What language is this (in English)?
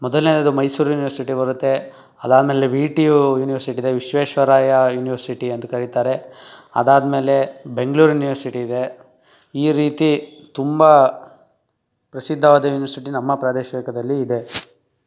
Kannada